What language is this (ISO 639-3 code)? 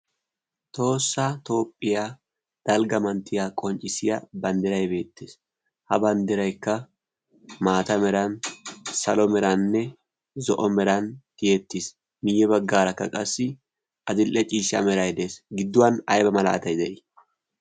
wal